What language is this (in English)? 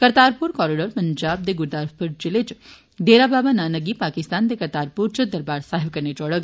Dogri